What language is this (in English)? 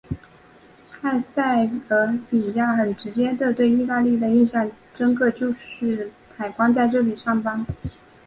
Chinese